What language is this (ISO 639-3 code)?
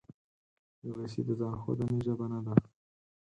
pus